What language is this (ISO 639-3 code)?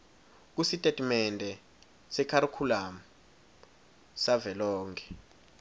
ssw